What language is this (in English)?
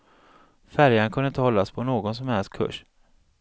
Swedish